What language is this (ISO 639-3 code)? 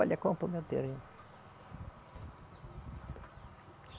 por